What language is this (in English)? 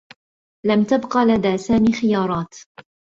Arabic